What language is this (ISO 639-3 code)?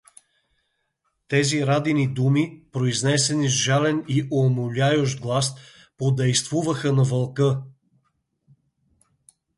bul